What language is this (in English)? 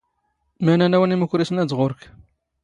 Standard Moroccan Tamazight